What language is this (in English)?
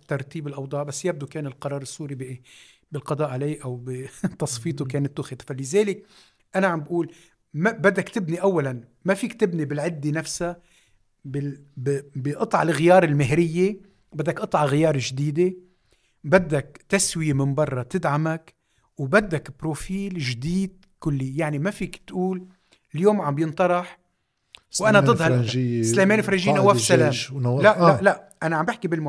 Arabic